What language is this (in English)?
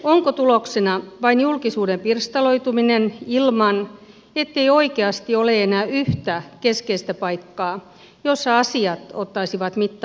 Finnish